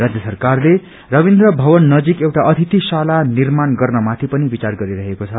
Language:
Nepali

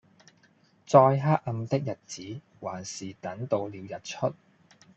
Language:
Cantonese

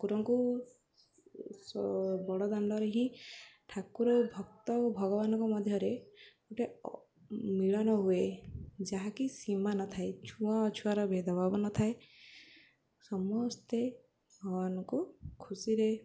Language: Odia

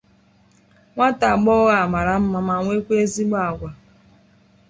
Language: Igbo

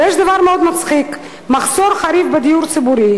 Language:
Hebrew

